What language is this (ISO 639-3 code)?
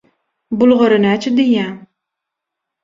tuk